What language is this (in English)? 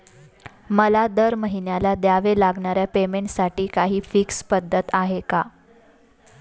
Marathi